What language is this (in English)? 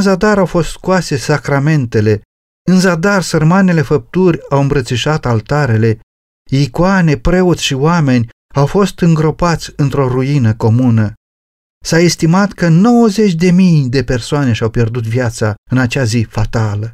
Romanian